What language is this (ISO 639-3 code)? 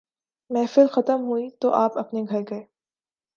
urd